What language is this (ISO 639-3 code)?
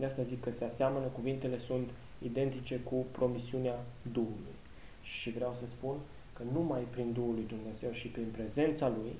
ron